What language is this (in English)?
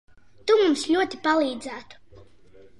Latvian